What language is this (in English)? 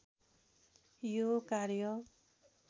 Nepali